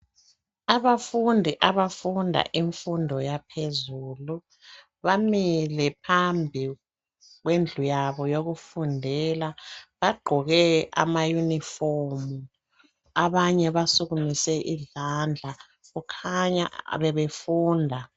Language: North Ndebele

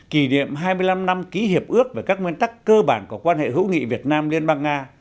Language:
Vietnamese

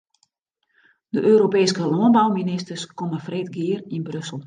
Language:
Western Frisian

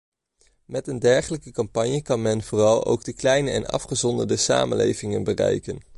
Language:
Dutch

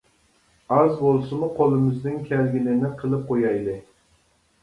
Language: Uyghur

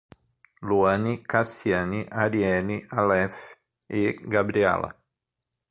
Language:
Portuguese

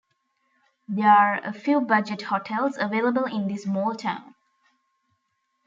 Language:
English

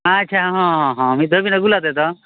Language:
Santali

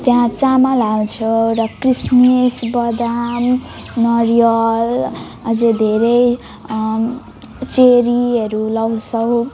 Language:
Nepali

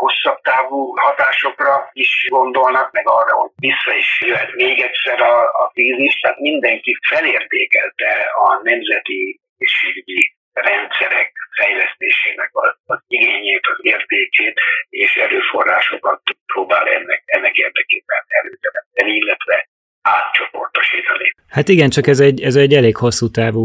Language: Hungarian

